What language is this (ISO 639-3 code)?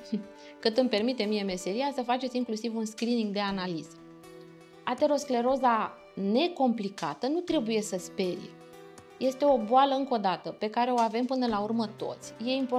ron